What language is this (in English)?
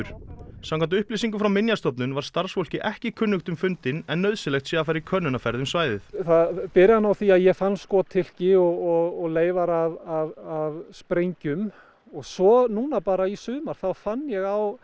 Icelandic